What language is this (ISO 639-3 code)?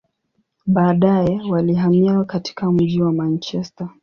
swa